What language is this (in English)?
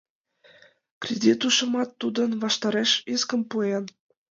Mari